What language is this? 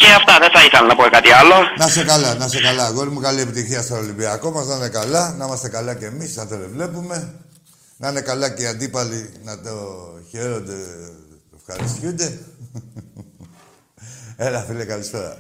Greek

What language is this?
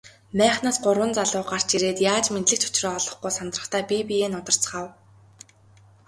Mongolian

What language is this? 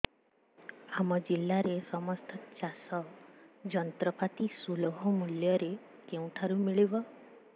Odia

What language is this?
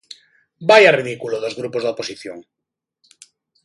Galician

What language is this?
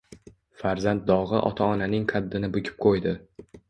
Uzbek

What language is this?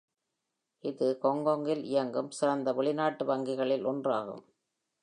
Tamil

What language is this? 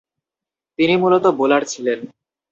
Bangla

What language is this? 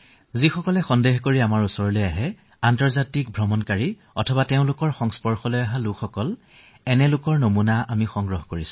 Assamese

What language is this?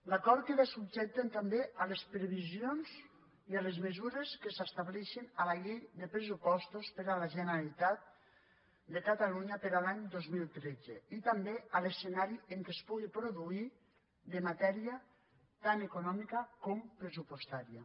Catalan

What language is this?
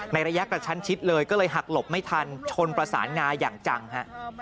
Thai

